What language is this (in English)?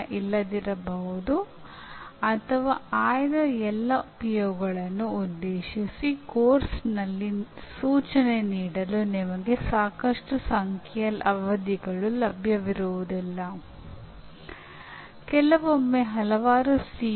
Kannada